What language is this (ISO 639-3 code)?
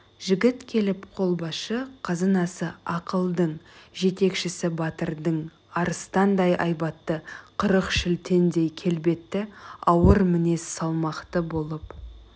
kaz